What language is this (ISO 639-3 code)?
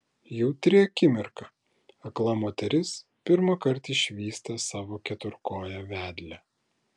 lit